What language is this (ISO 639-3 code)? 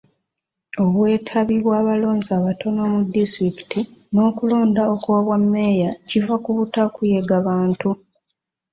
lug